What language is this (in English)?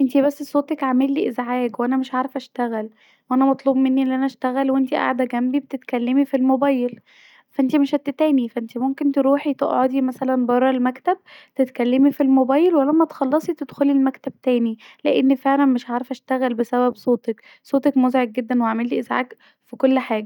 Egyptian Arabic